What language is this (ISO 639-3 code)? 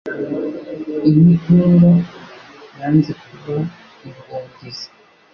kin